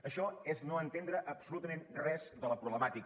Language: Catalan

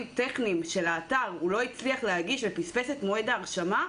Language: Hebrew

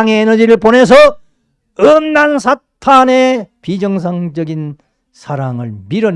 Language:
Korean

